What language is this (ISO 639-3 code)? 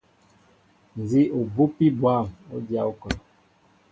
mbo